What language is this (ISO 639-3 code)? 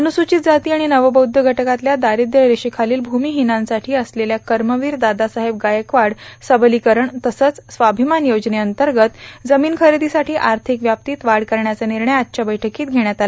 mar